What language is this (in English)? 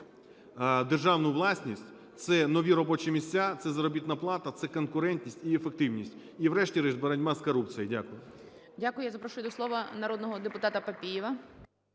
Ukrainian